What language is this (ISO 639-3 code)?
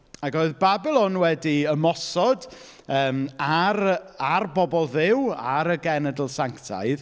cym